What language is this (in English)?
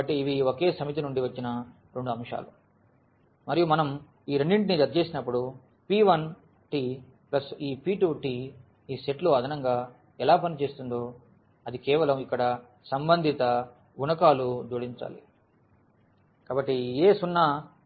Telugu